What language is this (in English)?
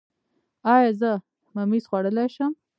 Pashto